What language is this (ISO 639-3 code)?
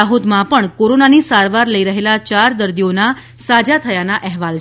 guj